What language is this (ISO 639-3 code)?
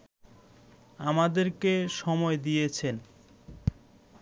ben